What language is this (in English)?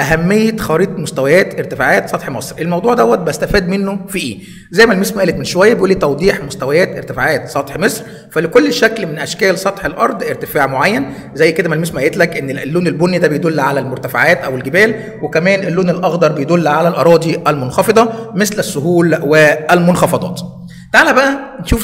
Arabic